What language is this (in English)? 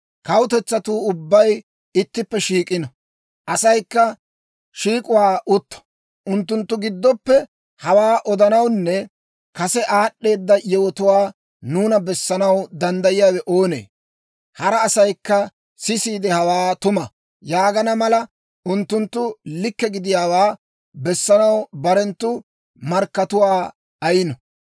Dawro